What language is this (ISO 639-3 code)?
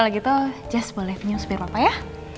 ind